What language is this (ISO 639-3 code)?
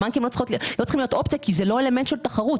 heb